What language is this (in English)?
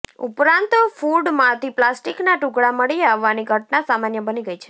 Gujarati